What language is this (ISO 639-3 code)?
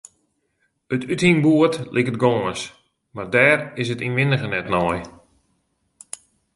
fry